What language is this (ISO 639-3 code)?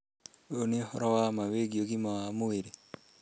kik